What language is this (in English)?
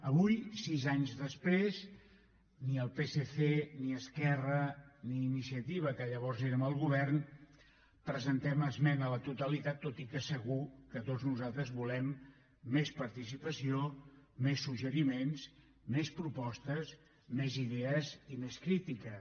Catalan